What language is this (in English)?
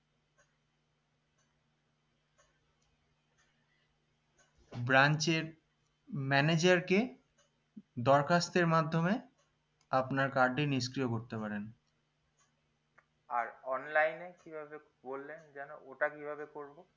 Bangla